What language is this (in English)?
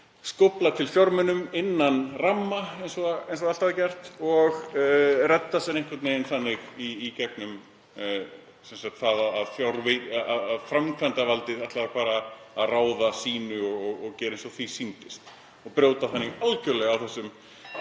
Icelandic